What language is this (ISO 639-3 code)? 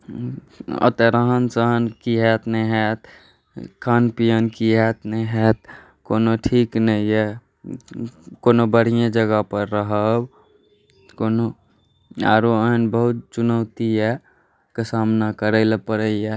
mai